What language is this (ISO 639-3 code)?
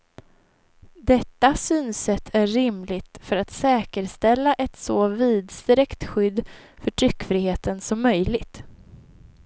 swe